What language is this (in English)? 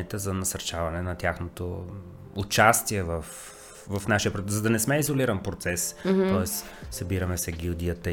Bulgarian